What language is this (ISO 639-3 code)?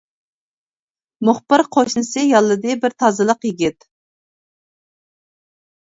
uig